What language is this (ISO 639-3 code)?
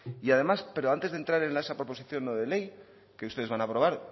spa